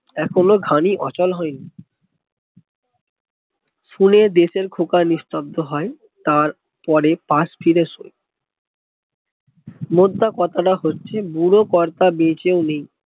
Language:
Bangla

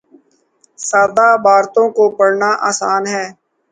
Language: Urdu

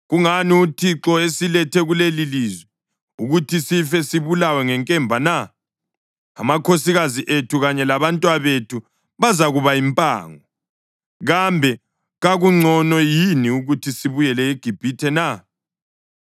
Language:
North Ndebele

